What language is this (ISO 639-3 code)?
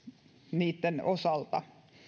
fin